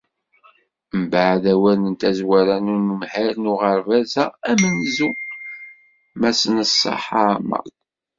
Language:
Kabyle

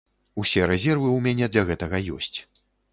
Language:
Belarusian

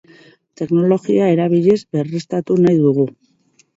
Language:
Basque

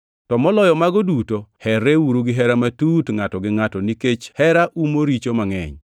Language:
Luo (Kenya and Tanzania)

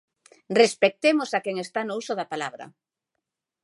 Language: Galician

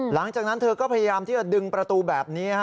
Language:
Thai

